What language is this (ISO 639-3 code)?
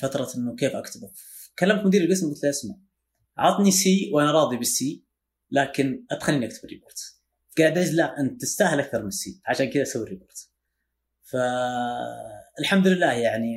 ara